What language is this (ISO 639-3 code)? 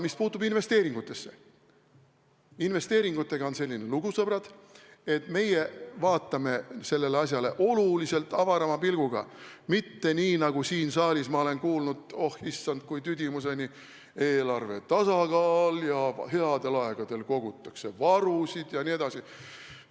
est